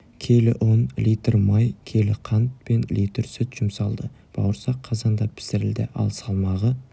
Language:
Kazakh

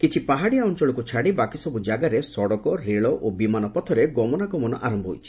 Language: Odia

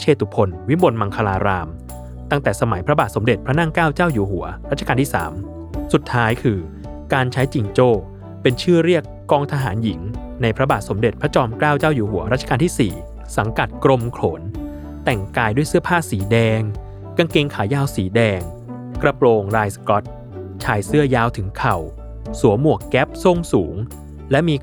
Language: Thai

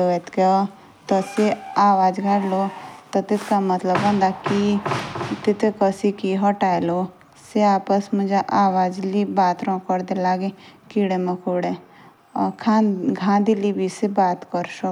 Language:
Jaunsari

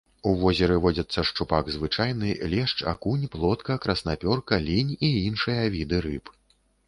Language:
Belarusian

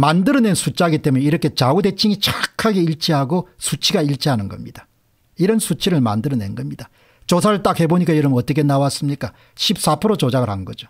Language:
Korean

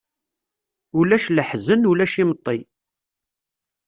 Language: Kabyle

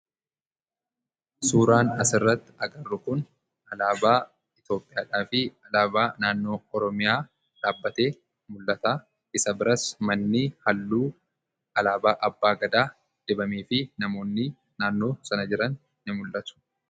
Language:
Oromo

